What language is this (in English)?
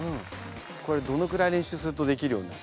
Japanese